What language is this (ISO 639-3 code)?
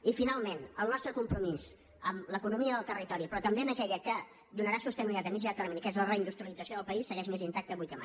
cat